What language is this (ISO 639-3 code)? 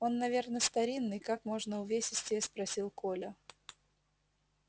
rus